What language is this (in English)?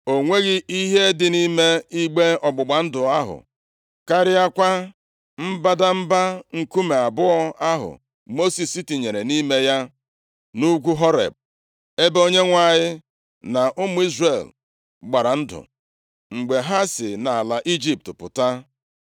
Igbo